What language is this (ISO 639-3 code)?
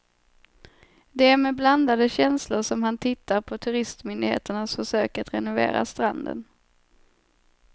swe